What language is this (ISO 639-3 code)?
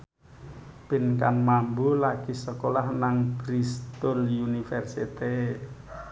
jav